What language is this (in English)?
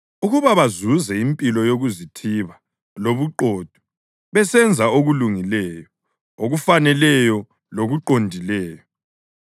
North Ndebele